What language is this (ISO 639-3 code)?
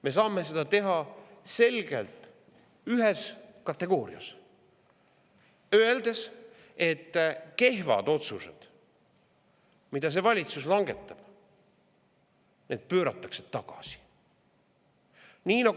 est